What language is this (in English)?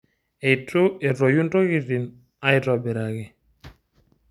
Masai